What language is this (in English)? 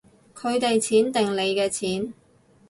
Cantonese